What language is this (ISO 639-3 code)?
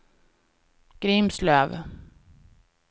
swe